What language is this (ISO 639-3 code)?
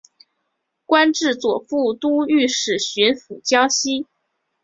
zho